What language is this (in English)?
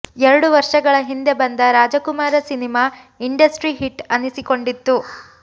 Kannada